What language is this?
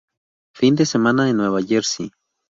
Spanish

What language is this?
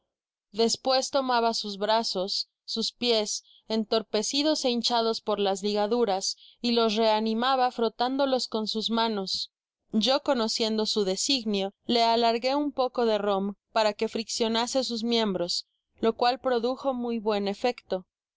Spanish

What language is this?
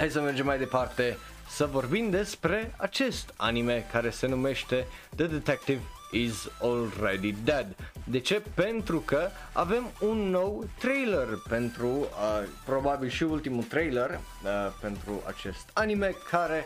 Romanian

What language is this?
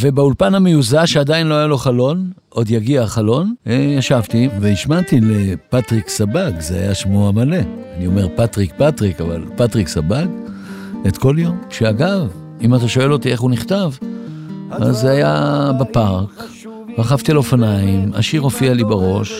Hebrew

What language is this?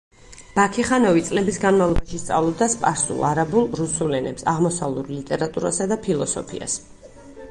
Georgian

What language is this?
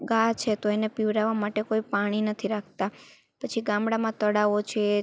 Gujarati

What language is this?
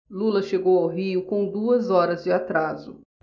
Portuguese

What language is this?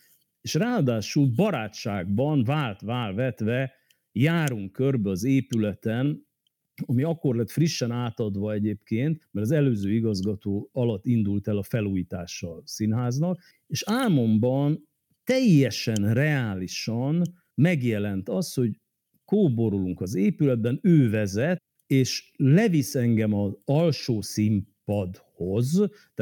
Hungarian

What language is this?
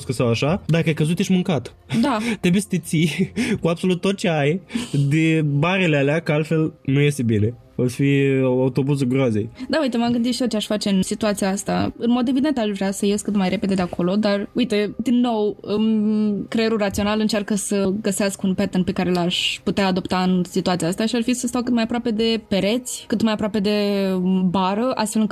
Romanian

